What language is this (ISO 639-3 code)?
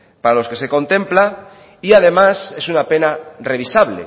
spa